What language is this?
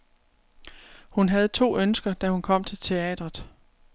Danish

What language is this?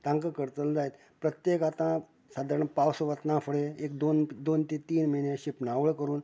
Konkani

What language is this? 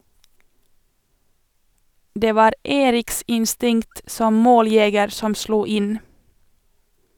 Norwegian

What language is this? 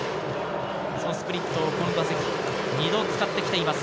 Japanese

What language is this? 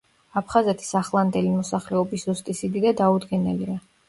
Georgian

